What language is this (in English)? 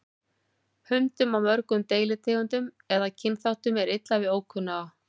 Icelandic